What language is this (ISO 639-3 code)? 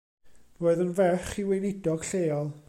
cym